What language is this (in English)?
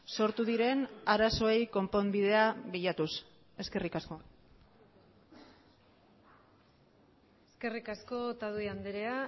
Basque